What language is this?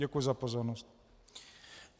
Czech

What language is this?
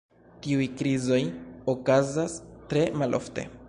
Esperanto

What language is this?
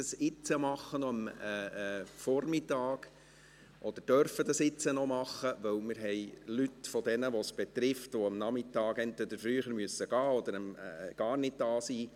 Swiss German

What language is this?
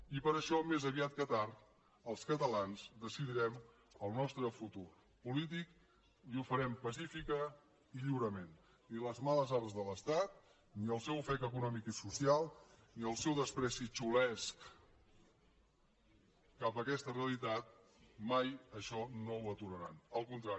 Catalan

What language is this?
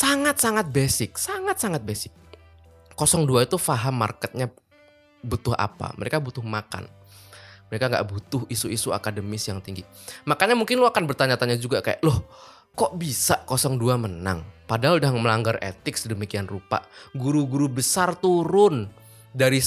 Indonesian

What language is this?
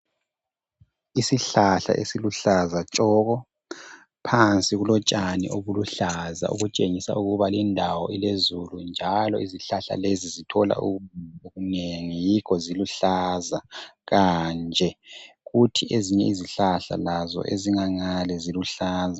North Ndebele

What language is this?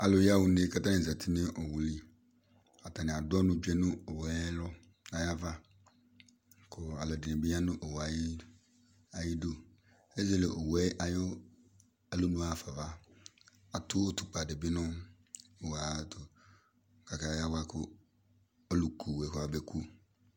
Ikposo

